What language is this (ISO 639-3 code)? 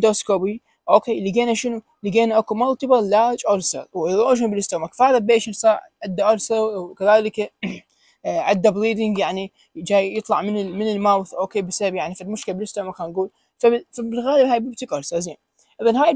ara